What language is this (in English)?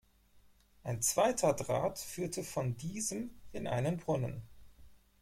German